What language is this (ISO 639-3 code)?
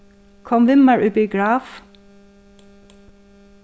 fao